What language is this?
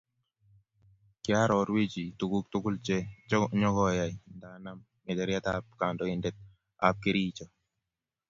Kalenjin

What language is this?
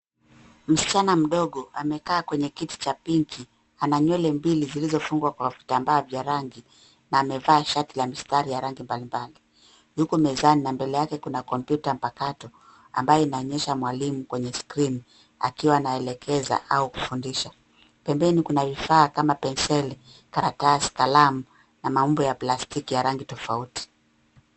Swahili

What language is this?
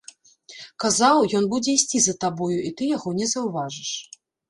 Belarusian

